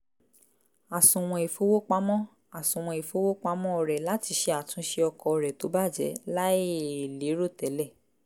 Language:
Yoruba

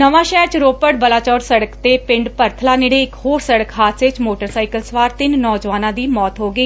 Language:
Punjabi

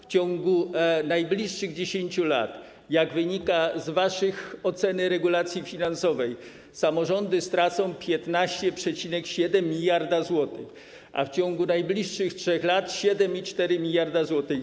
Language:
Polish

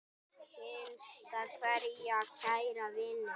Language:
Icelandic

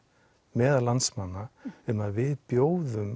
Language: Icelandic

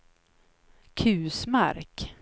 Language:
Swedish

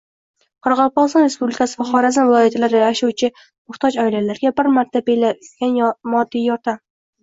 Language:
Uzbek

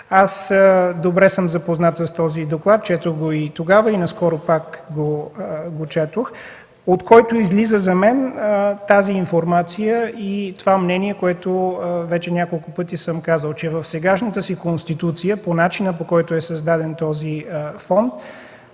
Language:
Bulgarian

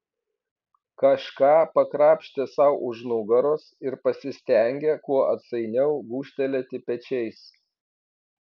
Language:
Lithuanian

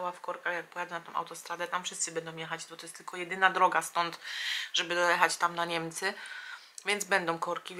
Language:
Polish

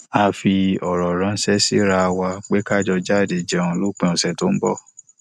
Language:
Yoruba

